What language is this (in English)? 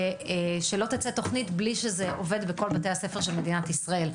Hebrew